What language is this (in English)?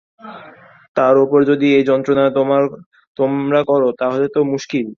Bangla